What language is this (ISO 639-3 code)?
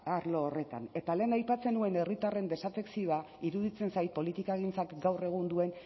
eus